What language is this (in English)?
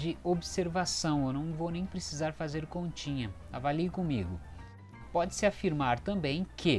Portuguese